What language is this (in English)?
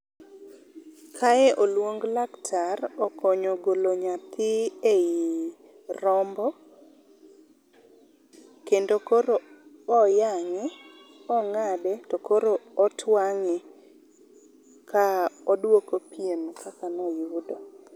Luo (Kenya and Tanzania)